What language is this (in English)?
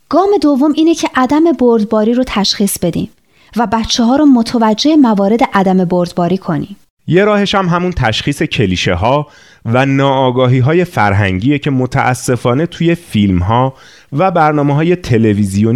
Persian